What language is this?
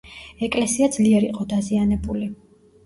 Georgian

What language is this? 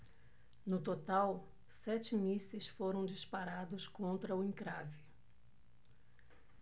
Portuguese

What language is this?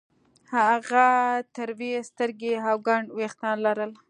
Pashto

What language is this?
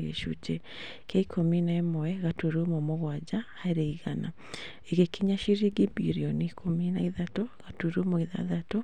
Kikuyu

